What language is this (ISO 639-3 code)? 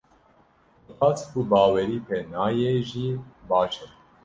kur